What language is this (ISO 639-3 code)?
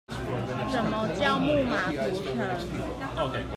zho